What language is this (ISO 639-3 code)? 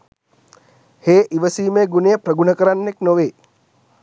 sin